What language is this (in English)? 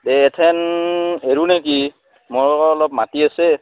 Assamese